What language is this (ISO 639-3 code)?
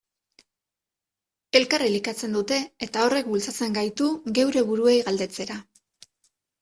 eus